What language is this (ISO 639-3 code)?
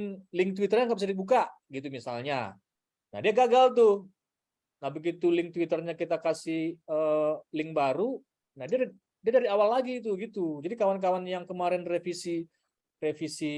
ind